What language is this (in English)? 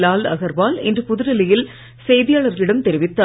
Tamil